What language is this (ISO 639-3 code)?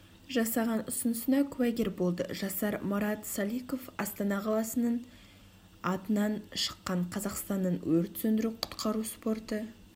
kaz